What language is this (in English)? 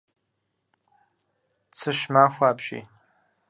Kabardian